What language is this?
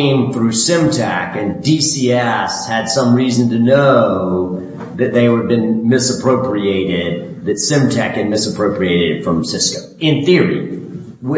English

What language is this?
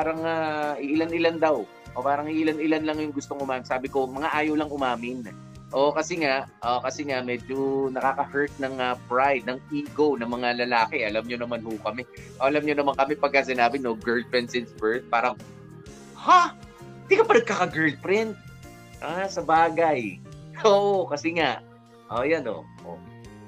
Filipino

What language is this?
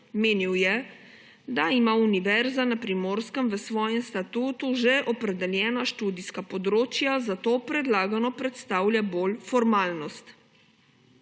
Slovenian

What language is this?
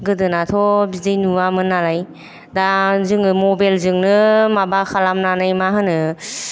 Bodo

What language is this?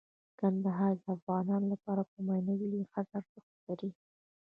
Pashto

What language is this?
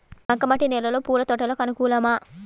Telugu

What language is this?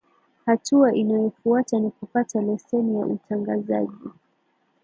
Swahili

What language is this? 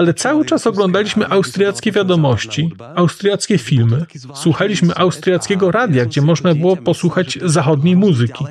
Polish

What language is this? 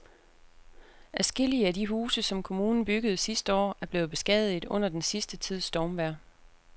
Danish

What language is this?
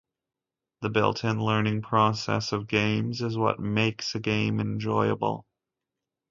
English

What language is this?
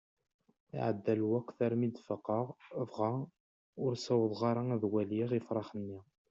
Kabyle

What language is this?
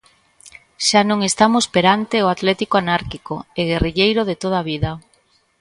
Galician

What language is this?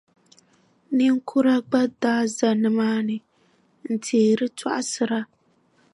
Dagbani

